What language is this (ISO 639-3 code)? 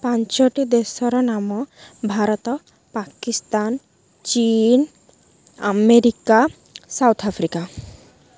ori